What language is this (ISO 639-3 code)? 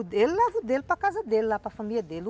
por